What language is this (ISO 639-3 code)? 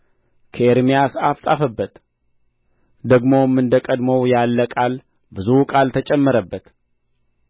amh